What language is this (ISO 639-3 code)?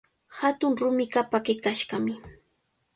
qvl